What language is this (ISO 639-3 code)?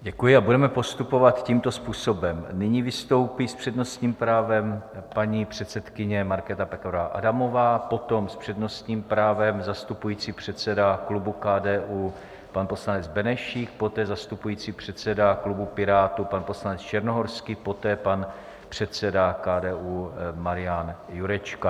ces